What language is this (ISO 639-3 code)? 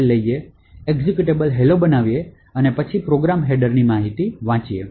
guj